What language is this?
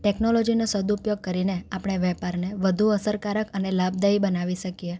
Gujarati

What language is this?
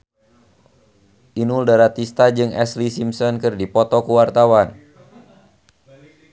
Sundanese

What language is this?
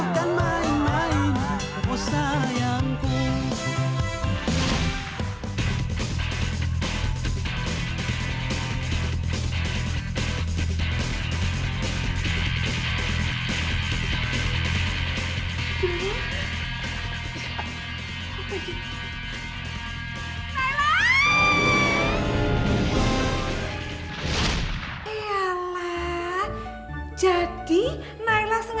Indonesian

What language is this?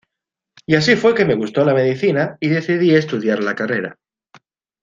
Spanish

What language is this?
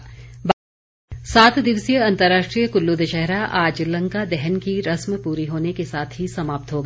Hindi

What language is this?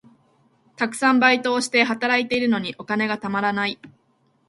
Japanese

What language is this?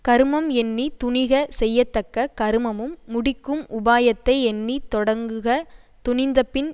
Tamil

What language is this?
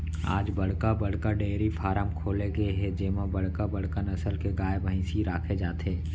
Chhattisgarhi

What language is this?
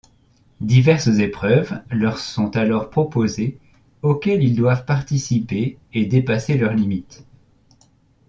French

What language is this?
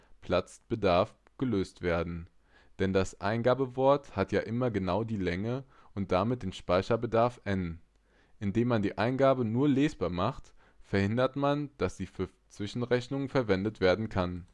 German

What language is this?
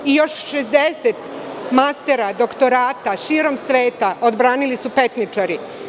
Serbian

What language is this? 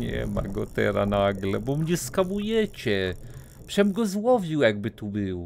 Polish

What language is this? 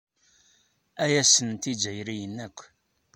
Kabyle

